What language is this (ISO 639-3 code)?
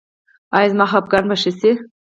pus